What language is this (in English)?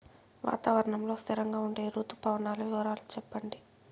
Telugu